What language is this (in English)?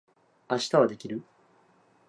Japanese